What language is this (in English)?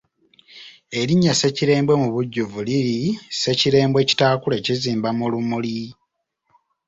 Ganda